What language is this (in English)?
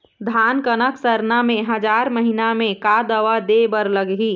Chhattisgarhi